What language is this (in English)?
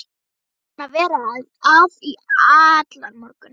Icelandic